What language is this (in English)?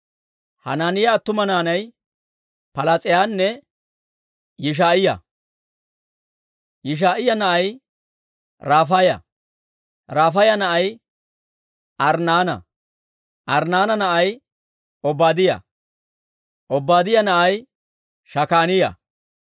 Dawro